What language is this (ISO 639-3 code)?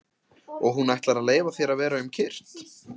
isl